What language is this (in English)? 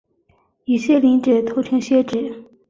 Chinese